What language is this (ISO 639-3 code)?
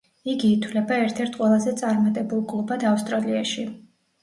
kat